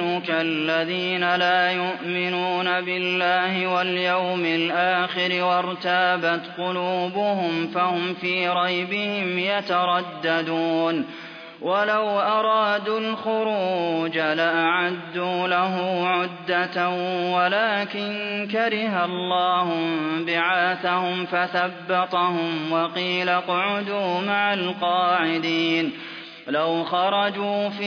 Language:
Arabic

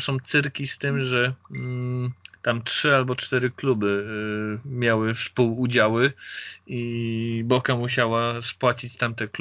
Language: Polish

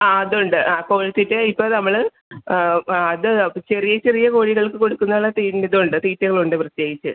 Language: Malayalam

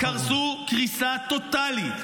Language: Hebrew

